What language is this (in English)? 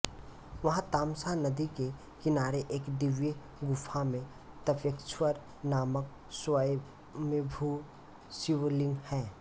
Hindi